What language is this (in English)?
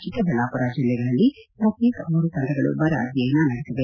Kannada